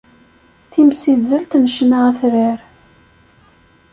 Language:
Kabyle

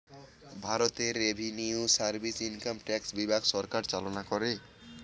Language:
Bangla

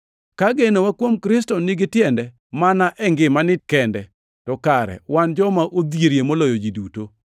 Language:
Luo (Kenya and Tanzania)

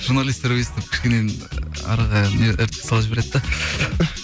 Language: Kazakh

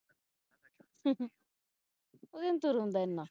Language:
Punjabi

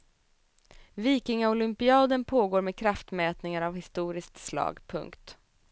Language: Swedish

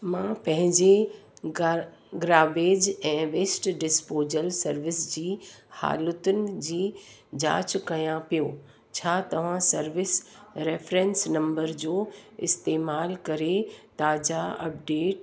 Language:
Sindhi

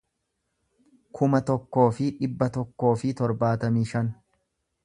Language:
Oromo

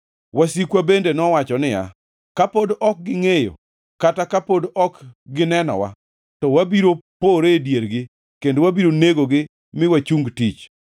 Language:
Luo (Kenya and Tanzania)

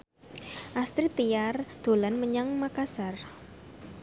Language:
Javanese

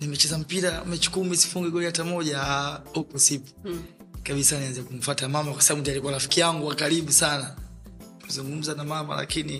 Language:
Swahili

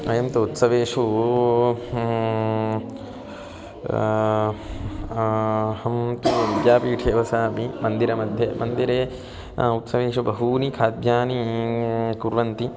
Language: Sanskrit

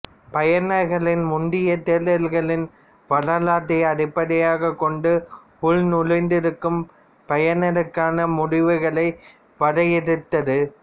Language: Tamil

